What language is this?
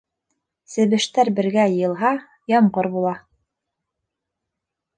Bashkir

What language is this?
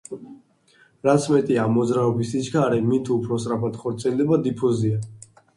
Georgian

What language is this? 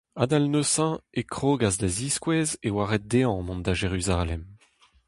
Breton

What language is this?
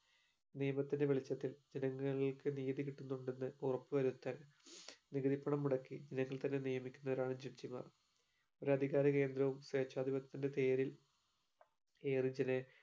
Malayalam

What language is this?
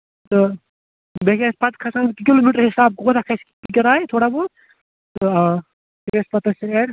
Kashmiri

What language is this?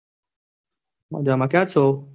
Gujarati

